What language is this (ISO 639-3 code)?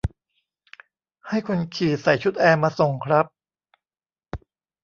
tha